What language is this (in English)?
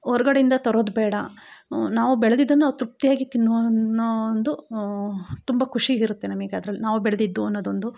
Kannada